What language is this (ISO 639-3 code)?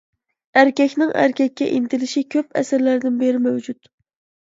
uig